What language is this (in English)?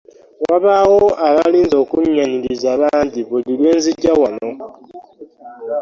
Ganda